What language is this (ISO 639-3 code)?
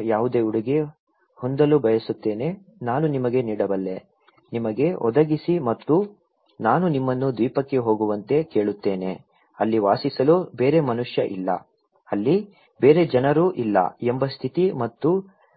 kan